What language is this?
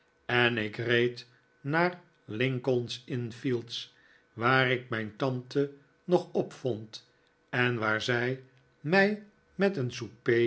Dutch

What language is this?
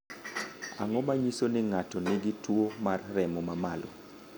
Luo (Kenya and Tanzania)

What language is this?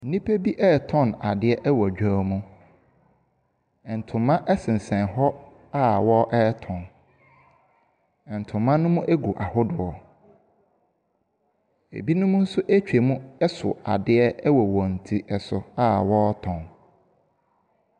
Akan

